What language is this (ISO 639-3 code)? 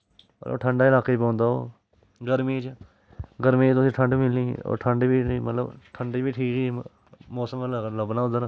doi